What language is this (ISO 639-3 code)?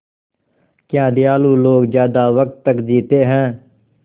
hin